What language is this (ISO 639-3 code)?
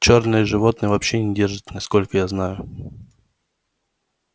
rus